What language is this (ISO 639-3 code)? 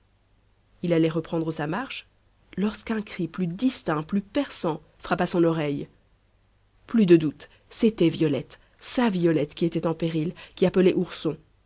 fra